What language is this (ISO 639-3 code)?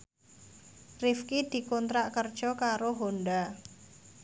jav